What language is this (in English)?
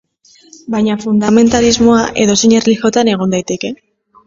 Basque